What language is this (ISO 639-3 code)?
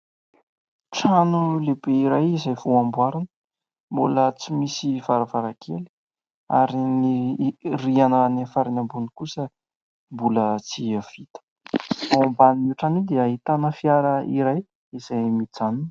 mlg